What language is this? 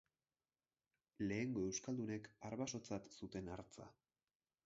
Basque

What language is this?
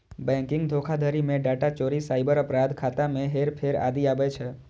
Maithili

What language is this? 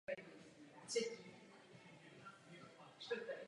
Czech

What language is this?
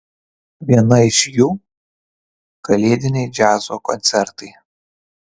Lithuanian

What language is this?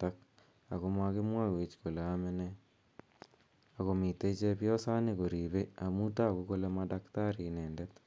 Kalenjin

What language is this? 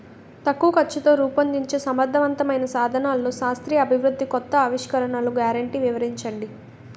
Telugu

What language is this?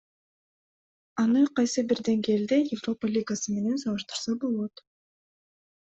Kyrgyz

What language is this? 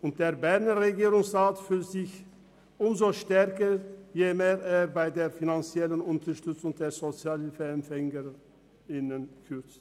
Swiss German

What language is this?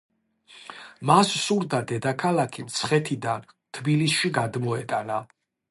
Georgian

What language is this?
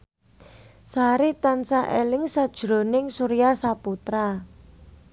Javanese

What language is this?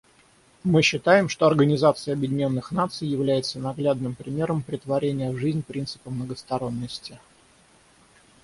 Russian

